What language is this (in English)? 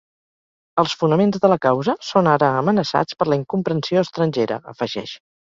Catalan